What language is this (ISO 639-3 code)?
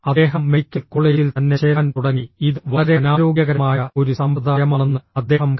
mal